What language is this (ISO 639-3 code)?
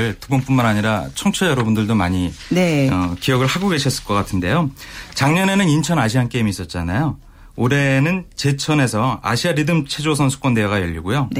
kor